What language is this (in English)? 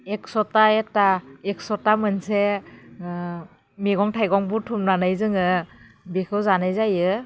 Bodo